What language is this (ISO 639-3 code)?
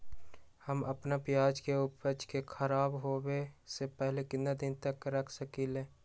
mag